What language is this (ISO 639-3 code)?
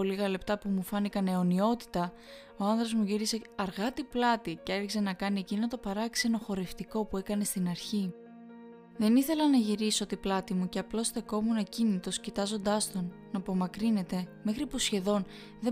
ell